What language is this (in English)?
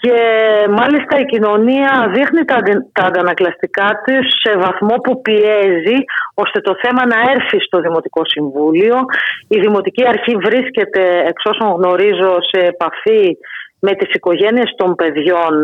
Greek